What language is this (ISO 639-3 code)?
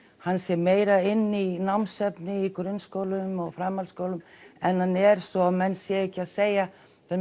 isl